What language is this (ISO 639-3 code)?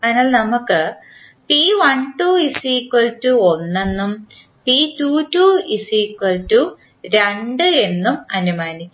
mal